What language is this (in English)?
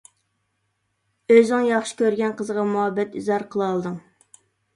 Uyghur